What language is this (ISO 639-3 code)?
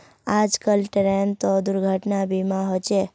mag